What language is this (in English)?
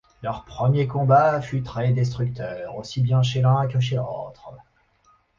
French